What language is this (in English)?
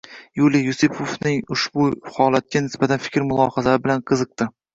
Uzbek